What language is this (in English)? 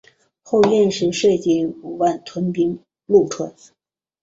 Chinese